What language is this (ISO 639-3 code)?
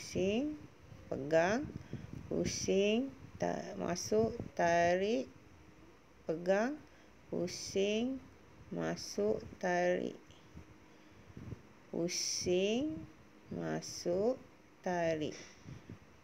msa